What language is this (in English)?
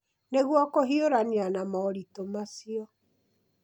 Kikuyu